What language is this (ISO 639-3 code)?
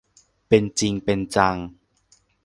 tha